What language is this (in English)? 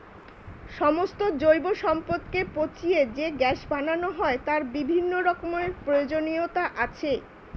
Bangla